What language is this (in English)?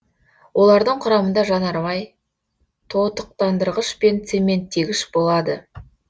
Kazakh